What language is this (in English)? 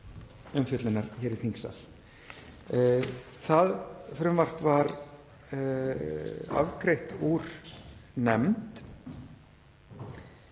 Icelandic